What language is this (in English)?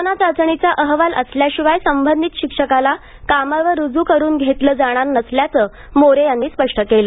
Marathi